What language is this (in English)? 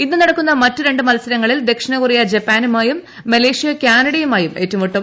Malayalam